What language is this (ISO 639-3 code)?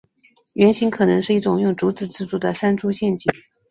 zho